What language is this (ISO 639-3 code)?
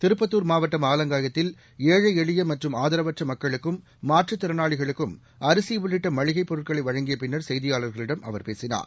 tam